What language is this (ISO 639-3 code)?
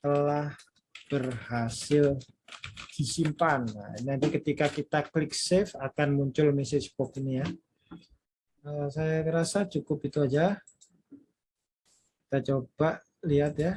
ind